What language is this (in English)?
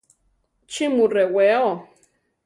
Central Tarahumara